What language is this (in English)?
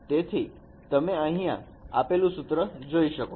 Gujarati